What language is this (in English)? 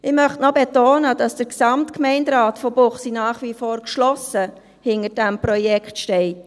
Swiss German